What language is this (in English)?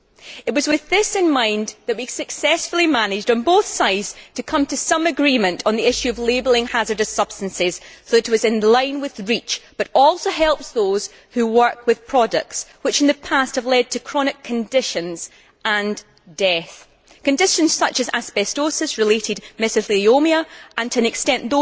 English